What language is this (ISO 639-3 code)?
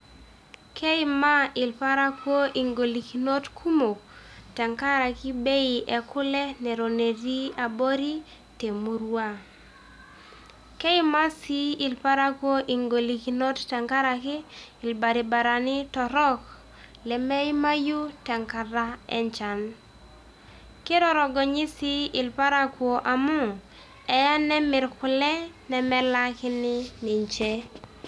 mas